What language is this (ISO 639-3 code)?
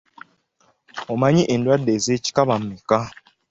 lug